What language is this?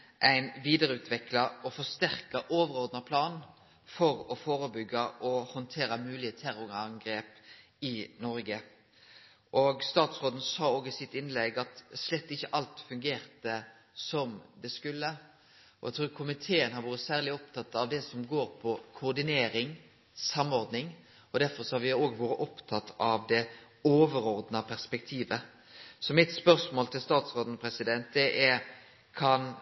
Norwegian Nynorsk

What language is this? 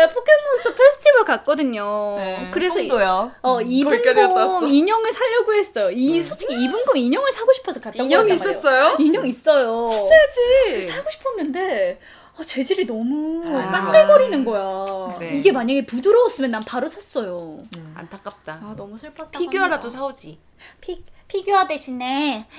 Korean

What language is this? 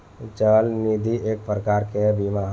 Bhojpuri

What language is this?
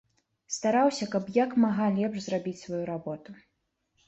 Belarusian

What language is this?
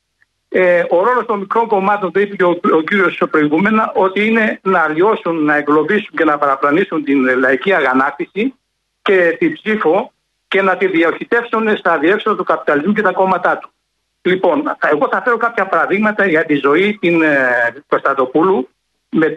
Greek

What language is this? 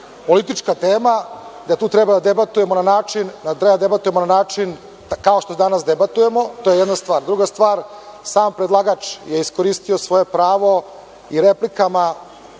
Serbian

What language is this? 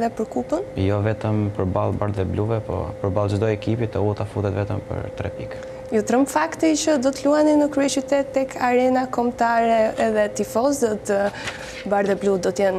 Romanian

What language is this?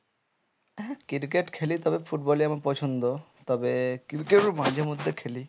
Bangla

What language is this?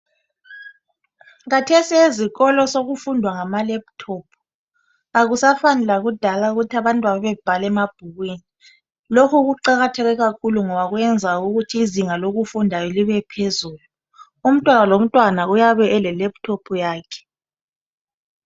North Ndebele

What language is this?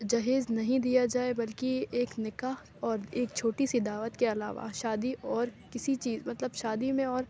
Urdu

